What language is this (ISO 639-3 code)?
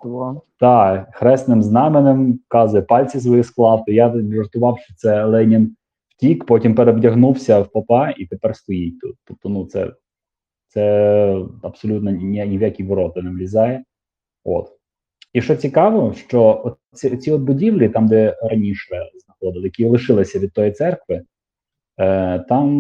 ukr